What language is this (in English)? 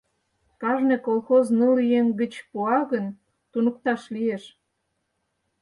Mari